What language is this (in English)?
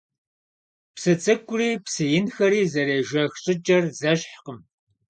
Kabardian